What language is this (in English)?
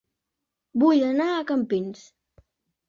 Catalan